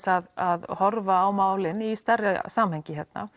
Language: Icelandic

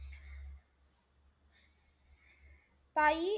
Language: Marathi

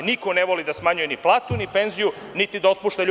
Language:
Serbian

